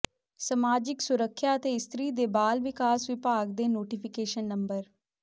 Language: Punjabi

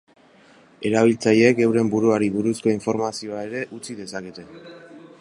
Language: Basque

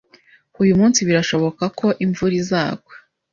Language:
Kinyarwanda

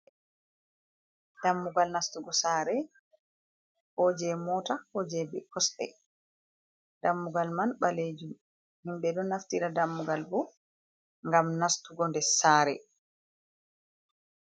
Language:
Fula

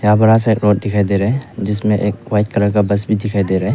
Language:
Hindi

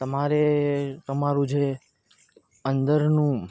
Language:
Gujarati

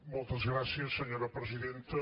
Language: Catalan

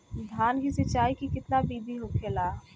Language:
Bhojpuri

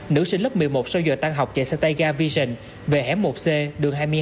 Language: Vietnamese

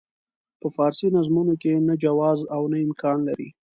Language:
Pashto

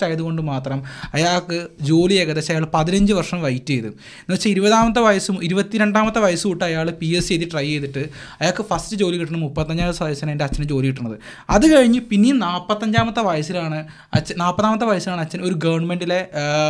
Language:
Malayalam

